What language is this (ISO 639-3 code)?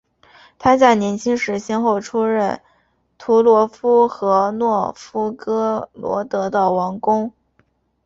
zho